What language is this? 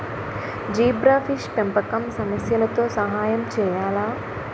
Telugu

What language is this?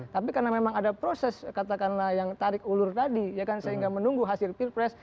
Indonesian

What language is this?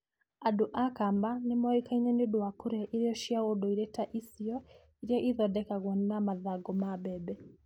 Kikuyu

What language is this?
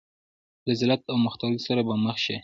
Pashto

